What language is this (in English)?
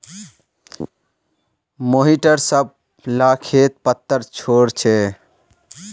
Magahi